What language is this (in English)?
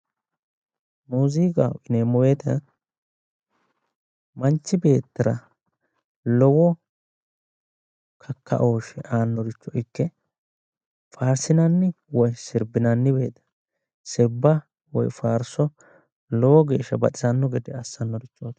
Sidamo